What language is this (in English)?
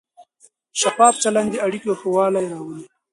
Pashto